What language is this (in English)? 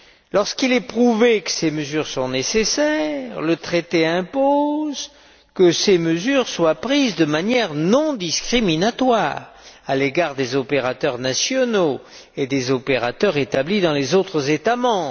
French